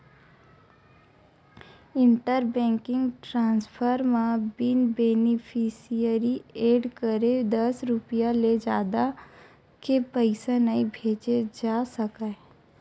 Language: Chhattisgarhi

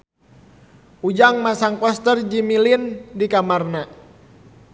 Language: Sundanese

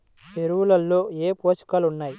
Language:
Telugu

